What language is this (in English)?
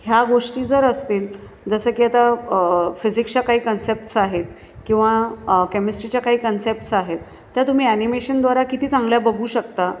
Marathi